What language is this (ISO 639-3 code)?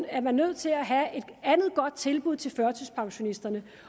dan